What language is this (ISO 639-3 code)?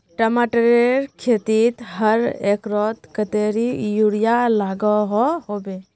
mag